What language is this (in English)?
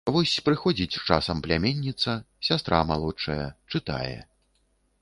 Belarusian